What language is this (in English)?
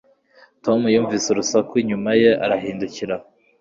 Kinyarwanda